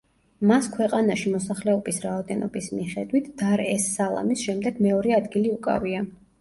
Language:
Georgian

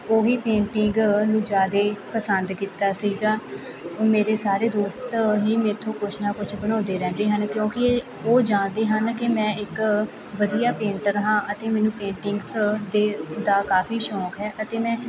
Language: Punjabi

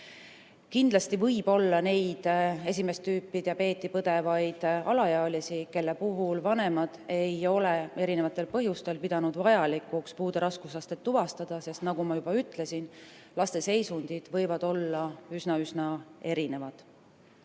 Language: Estonian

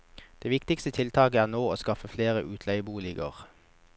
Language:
Norwegian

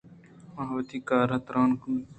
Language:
Eastern Balochi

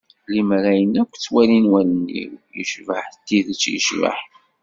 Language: Kabyle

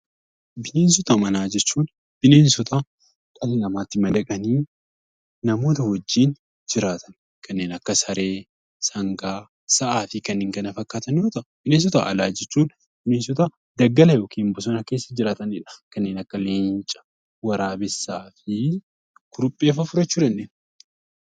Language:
Oromo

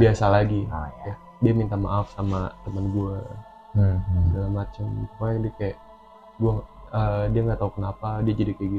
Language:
Indonesian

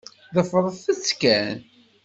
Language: Kabyle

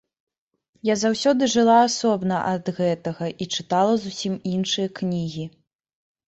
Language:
Belarusian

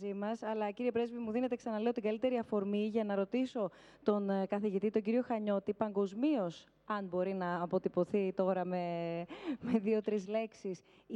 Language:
Greek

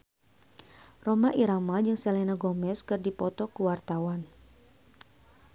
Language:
Sundanese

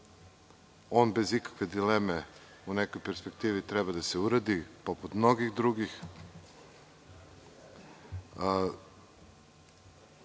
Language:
Serbian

